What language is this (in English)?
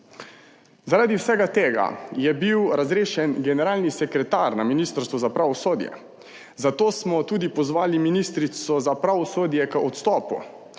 Slovenian